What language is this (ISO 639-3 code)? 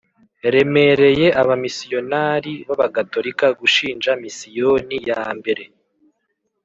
kin